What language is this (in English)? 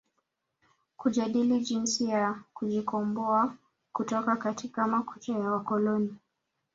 Swahili